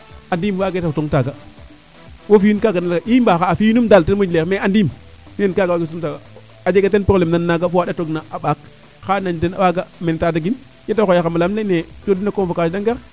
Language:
Serer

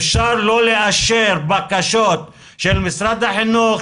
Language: Hebrew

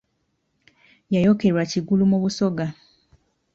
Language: Ganda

